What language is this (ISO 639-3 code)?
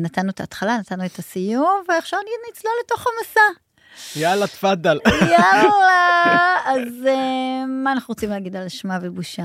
heb